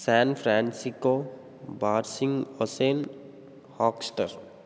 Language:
Telugu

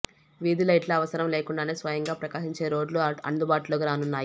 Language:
Telugu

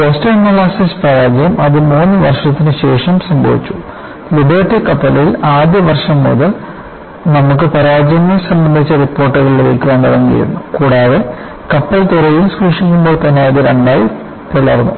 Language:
Malayalam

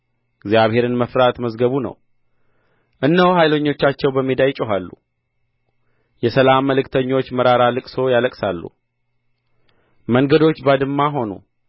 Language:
Amharic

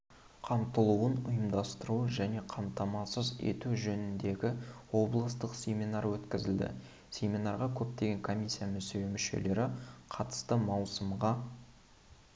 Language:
Kazakh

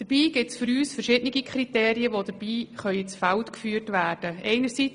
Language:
Swiss German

